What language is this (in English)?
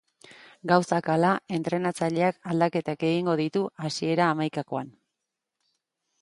Basque